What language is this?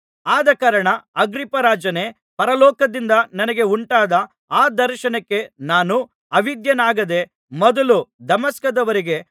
Kannada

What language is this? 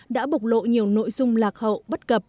Vietnamese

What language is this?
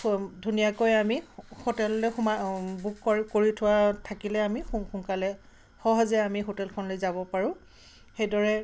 Assamese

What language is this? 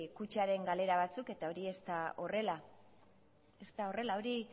Basque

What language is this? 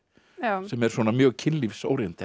Icelandic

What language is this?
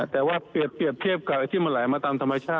Thai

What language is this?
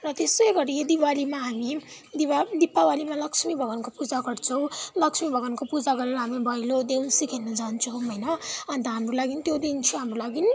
Nepali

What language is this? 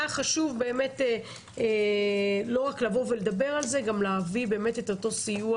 Hebrew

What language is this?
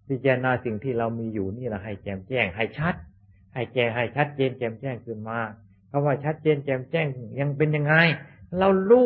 Thai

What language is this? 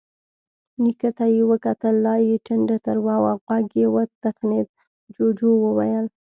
Pashto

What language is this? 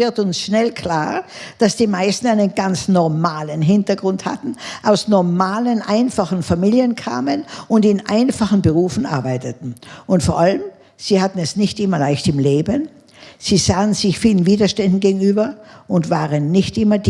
German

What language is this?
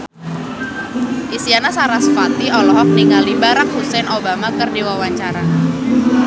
Sundanese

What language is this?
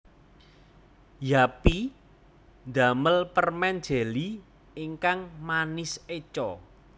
Javanese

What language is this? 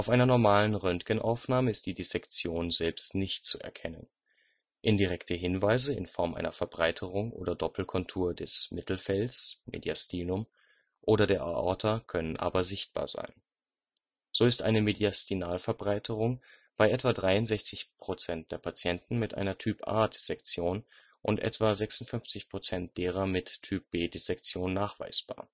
German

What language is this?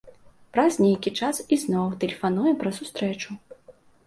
Belarusian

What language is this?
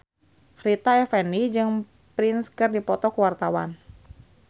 Sundanese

